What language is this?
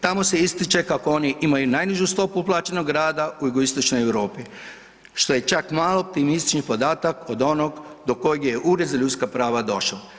Croatian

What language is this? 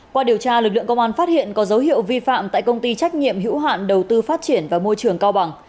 Vietnamese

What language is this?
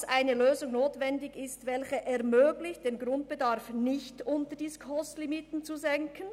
Swiss German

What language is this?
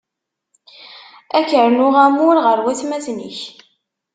Kabyle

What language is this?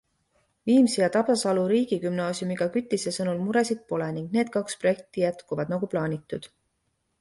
Estonian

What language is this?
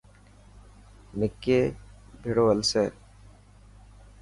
Dhatki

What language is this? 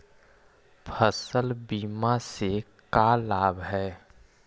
Magahi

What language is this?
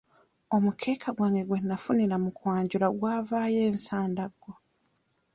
Ganda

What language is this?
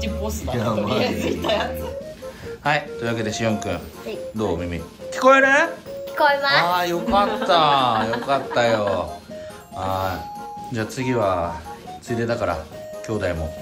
Japanese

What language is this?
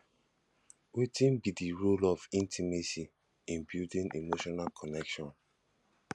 Nigerian Pidgin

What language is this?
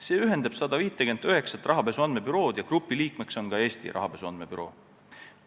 Estonian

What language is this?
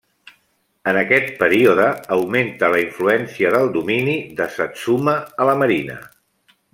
Catalan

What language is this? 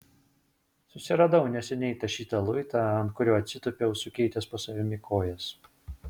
Lithuanian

